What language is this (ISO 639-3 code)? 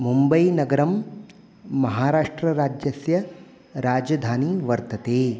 san